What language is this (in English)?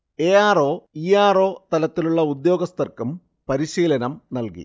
Malayalam